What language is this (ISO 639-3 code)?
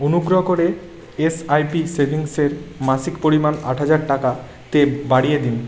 ben